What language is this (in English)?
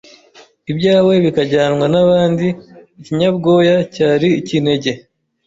Kinyarwanda